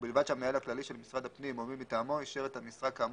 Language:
Hebrew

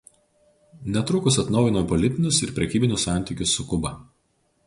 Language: Lithuanian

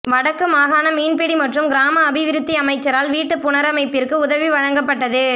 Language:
Tamil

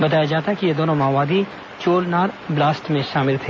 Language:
Hindi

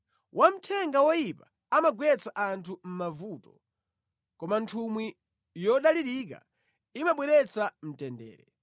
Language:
Nyanja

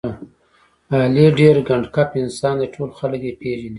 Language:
Pashto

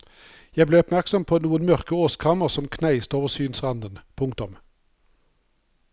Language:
Norwegian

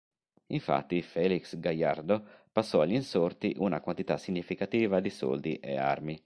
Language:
Italian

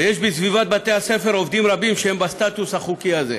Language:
Hebrew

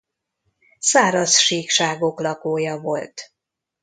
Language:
Hungarian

